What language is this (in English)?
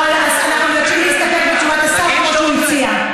Hebrew